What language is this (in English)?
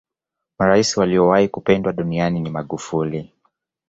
Swahili